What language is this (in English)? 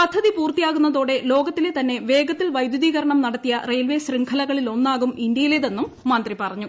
Malayalam